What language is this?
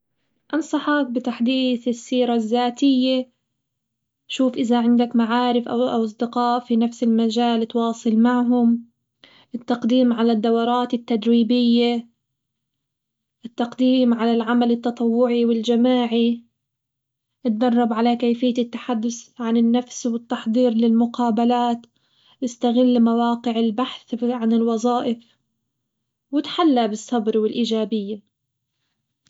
Hijazi Arabic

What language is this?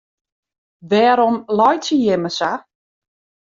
Western Frisian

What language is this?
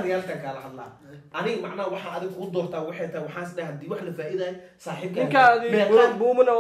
Arabic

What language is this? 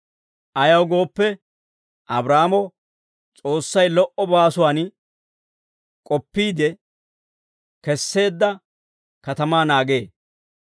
Dawro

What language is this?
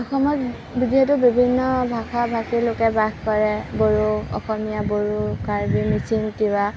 Assamese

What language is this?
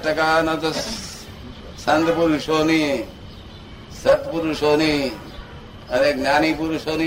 Gujarati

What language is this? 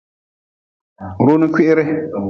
Nawdm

